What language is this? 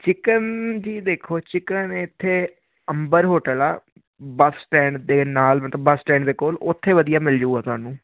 Punjabi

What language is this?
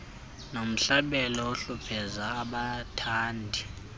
Xhosa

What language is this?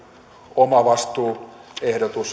Finnish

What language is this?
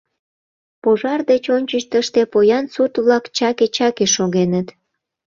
Mari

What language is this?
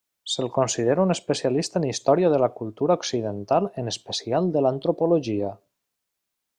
Catalan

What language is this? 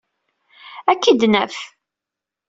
Kabyle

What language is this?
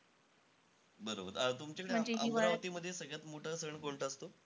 Marathi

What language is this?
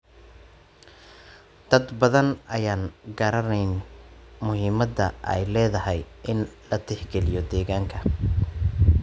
Somali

